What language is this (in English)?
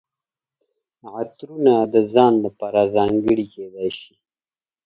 Pashto